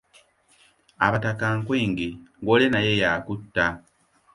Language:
Ganda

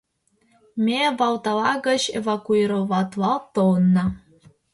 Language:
Mari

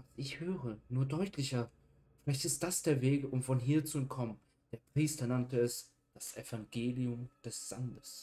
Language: German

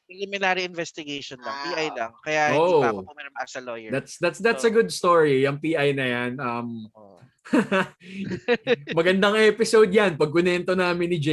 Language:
Filipino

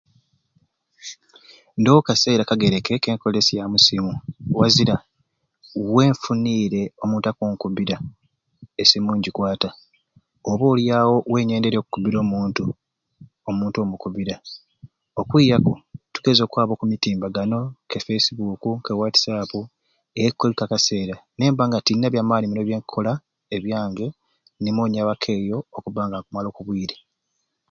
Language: Ruuli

